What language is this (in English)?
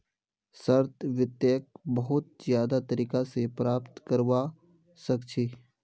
Magahi